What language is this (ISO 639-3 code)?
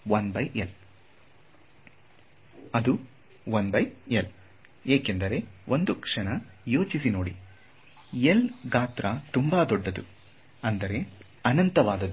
kan